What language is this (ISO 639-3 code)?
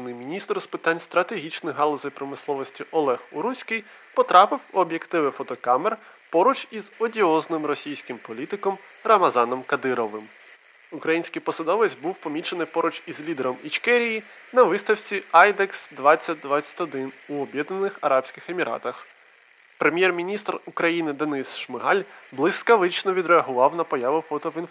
ukr